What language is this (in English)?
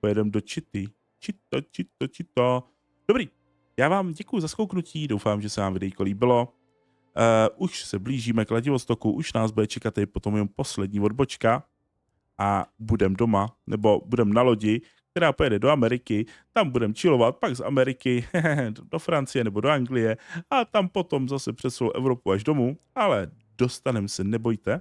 Czech